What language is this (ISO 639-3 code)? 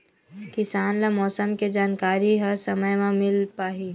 hne